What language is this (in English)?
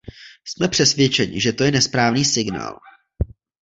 Czech